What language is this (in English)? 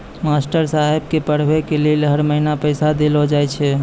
Maithili